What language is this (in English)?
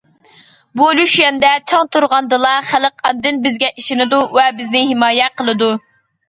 Uyghur